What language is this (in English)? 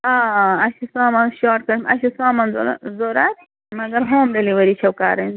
Kashmiri